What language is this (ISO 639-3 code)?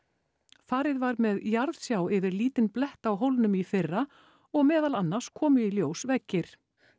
isl